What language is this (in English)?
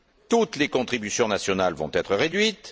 French